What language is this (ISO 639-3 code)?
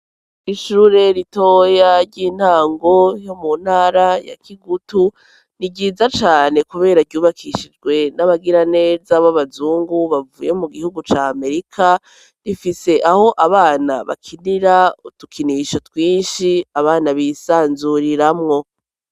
run